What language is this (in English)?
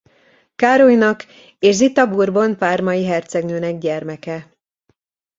Hungarian